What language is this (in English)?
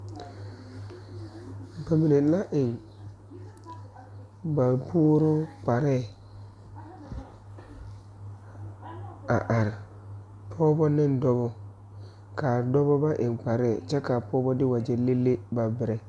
Southern Dagaare